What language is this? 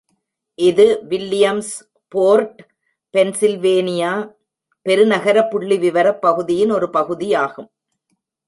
Tamil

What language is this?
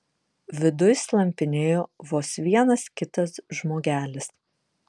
Lithuanian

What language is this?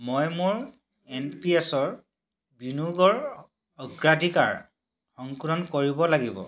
Assamese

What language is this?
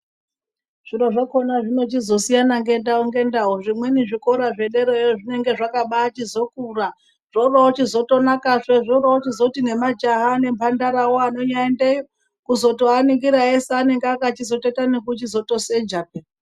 Ndau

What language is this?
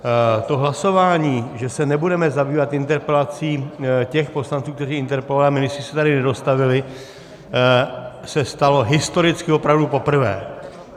Czech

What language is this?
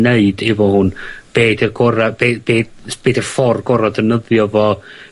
Welsh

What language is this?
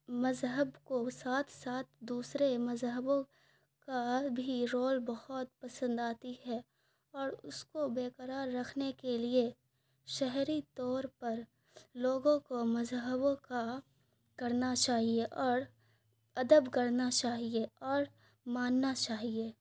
Urdu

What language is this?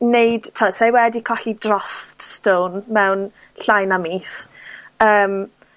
Welsh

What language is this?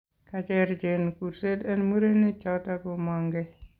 Kalenjin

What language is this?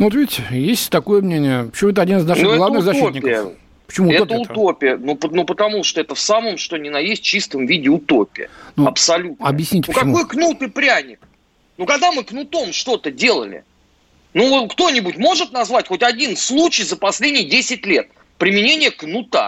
Russian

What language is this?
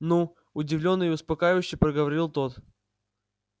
Russian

